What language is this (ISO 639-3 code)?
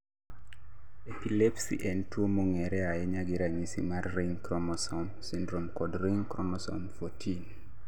luo